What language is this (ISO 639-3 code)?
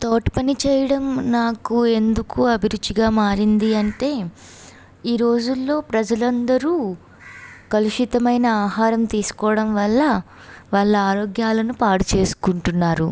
tel